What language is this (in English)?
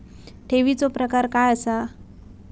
Marathi